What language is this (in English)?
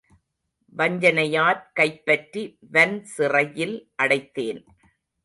Tamil